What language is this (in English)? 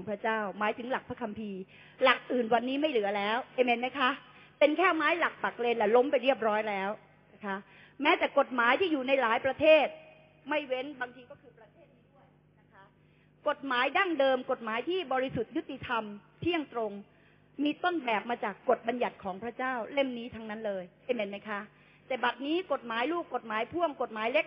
Thai